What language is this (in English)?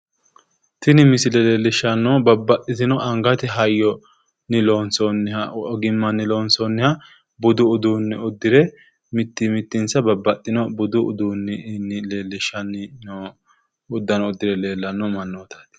Sidamo